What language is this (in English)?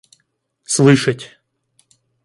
Russian